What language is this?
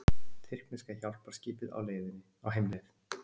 Icelandic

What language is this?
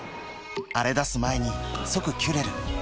Japanese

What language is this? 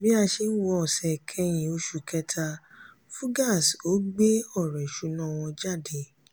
Yoruba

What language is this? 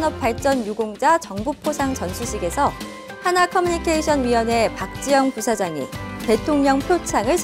Korean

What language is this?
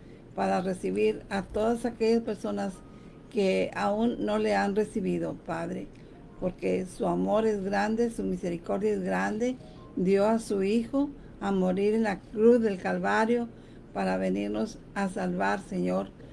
Spanish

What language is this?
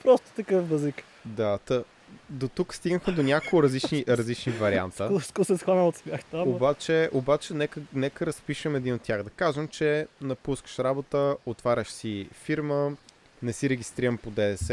Bulgarian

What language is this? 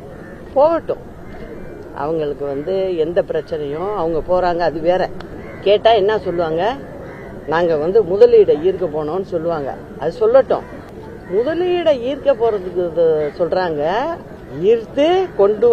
Tamil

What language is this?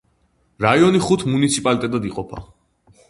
Georgian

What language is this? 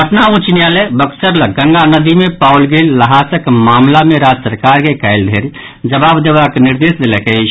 Maithili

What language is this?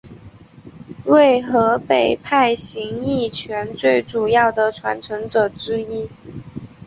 Chinese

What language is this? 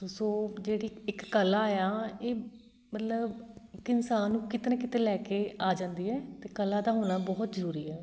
Punjabi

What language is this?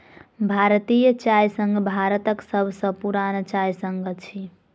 Maithili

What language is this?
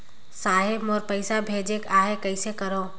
Chhattisgarhi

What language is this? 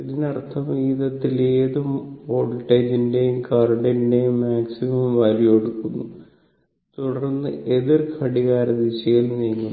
Malayalam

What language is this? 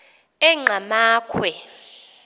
Xhosa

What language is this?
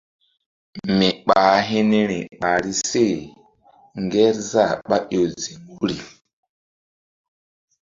Mbum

